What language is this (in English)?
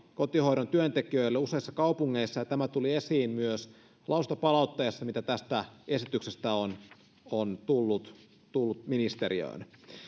Finnish